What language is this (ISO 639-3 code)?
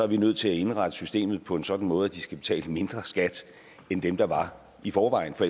dan